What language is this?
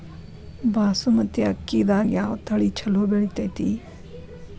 Kannada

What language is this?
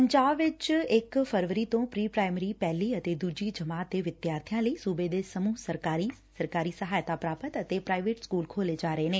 Punjabi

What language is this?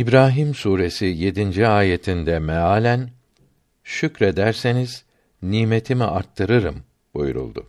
Turkish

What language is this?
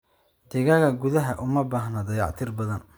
Somali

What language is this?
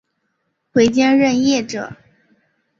Chinese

